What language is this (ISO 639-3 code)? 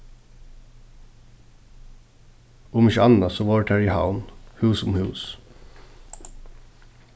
fao